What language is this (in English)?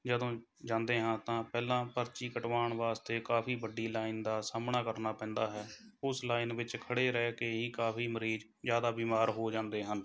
Punjabi